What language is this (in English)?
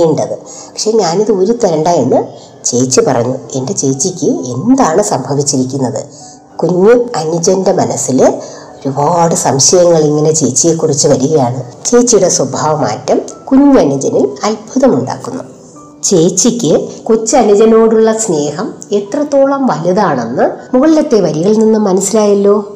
Malayalam